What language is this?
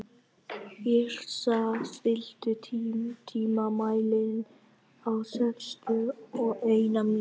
Icelandic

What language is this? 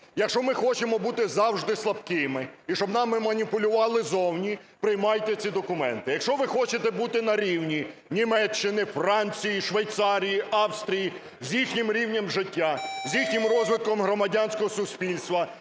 Ukrainian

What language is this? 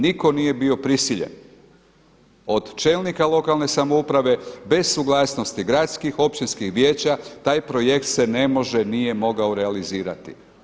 Croatian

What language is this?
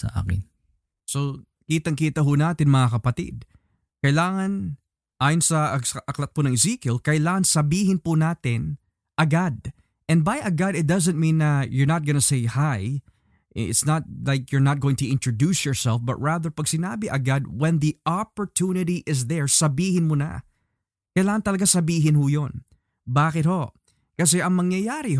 Filipino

